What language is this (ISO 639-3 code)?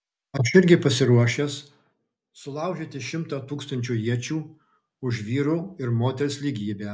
lit